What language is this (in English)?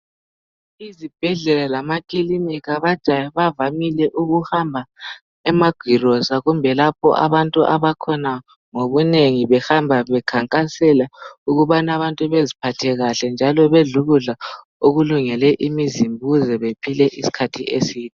North Ndebele